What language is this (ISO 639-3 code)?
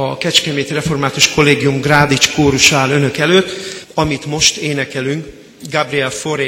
hun